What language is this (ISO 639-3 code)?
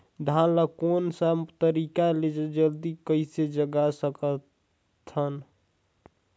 hne